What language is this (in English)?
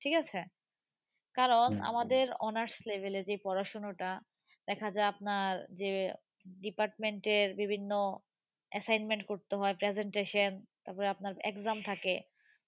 Bangla